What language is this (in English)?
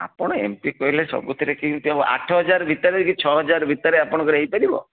Odia